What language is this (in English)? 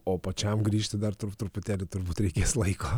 Lithuanian